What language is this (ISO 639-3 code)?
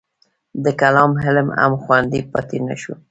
pus